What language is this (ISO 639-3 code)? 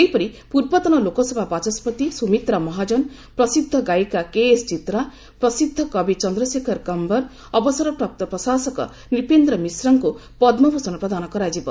ori